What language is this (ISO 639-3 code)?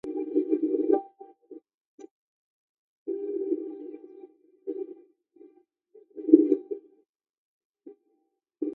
swa